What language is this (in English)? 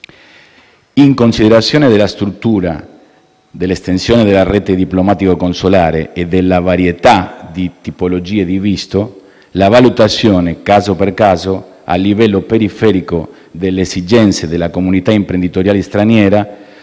Italian